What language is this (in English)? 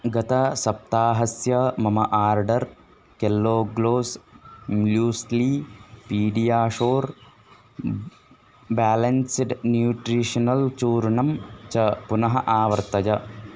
Sanskrit